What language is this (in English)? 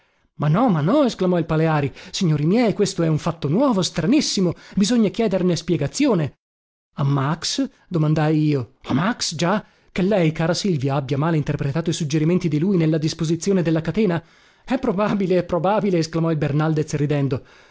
Italian